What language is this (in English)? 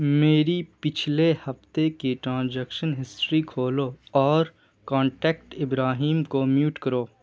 Urdu